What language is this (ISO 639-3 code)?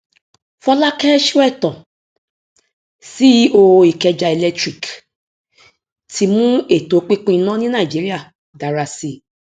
yor